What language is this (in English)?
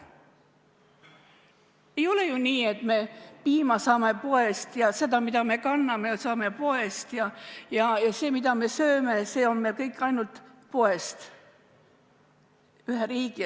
Estonian